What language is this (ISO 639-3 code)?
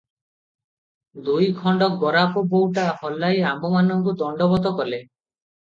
ori